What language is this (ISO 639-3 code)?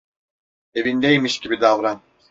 tur